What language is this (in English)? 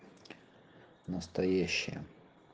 Russian